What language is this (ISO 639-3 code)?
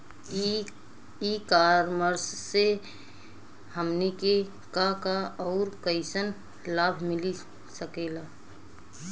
bho